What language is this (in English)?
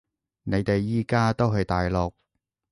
Cantonese